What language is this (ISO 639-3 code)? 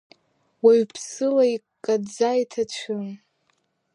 abk